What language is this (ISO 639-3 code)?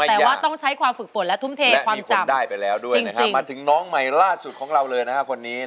tha